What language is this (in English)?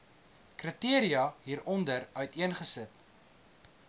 Afrikaans